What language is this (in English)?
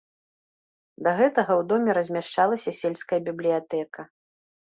Belarusian